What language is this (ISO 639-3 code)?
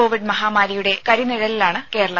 mal